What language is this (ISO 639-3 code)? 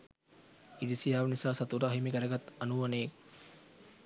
sin